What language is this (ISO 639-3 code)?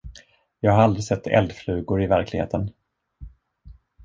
swe